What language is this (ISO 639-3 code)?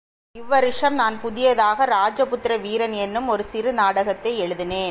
tam